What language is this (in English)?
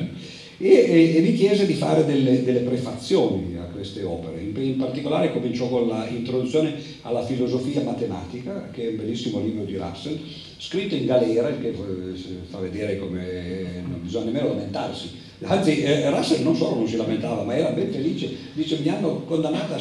Italian